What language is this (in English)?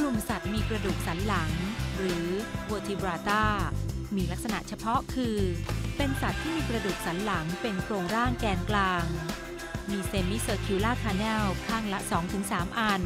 Thai